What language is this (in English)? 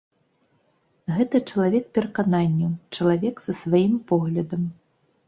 Belarusian